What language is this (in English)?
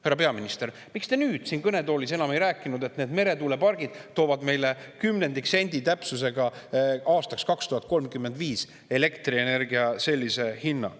Estonian